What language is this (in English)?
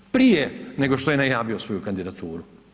Croatian